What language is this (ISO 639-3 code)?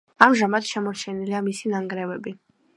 kat